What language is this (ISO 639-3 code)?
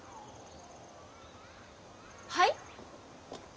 jpn